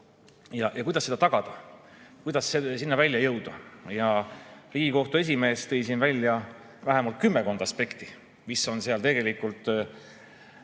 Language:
Estonian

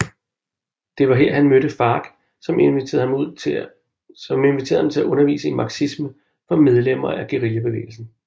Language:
Danish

